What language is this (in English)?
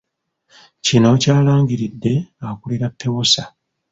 Ganda